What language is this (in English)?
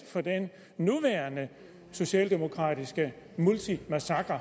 Danish